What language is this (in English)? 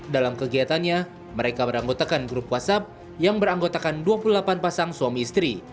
Indonesian